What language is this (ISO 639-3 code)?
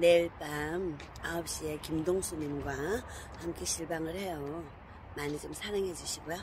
kor